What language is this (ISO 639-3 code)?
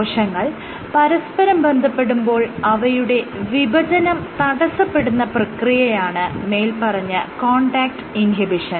mal